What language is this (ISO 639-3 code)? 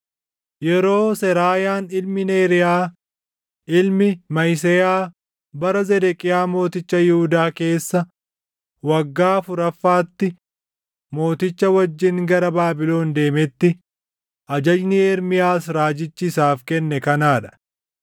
orm